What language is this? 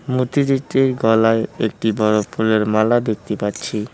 Bangla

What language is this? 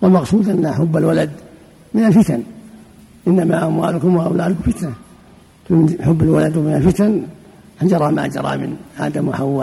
Arabic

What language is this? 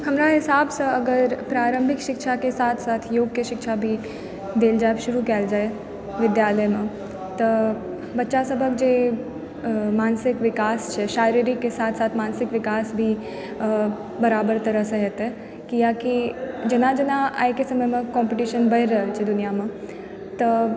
Maithili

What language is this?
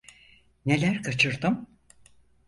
Turkish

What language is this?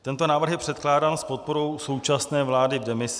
Czech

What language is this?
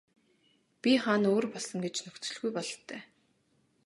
Mongolian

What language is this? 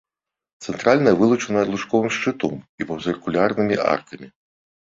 Belarusian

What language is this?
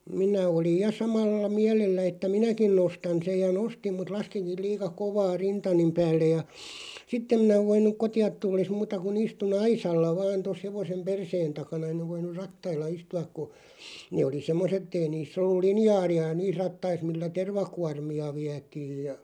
Finnish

